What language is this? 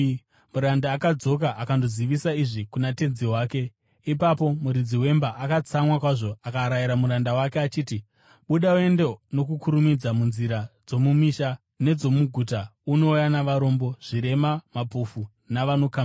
Shona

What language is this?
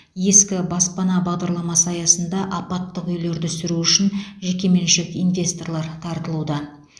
Kazakh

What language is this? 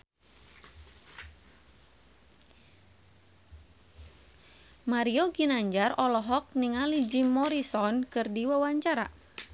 Sundanese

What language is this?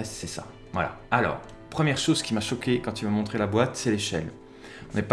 French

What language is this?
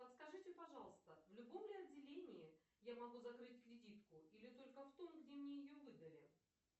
Russian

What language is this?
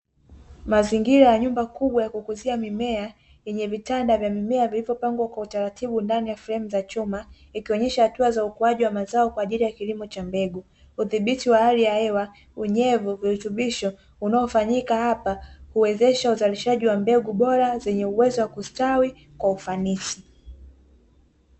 Swahili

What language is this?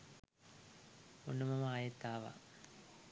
Sinhala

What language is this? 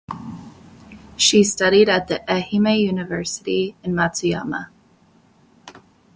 English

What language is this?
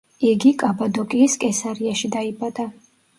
Georgian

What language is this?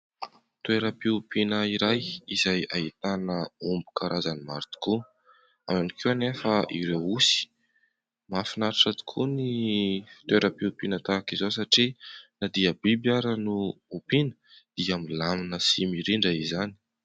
Malagasy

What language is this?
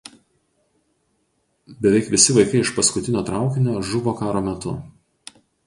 Lithuanian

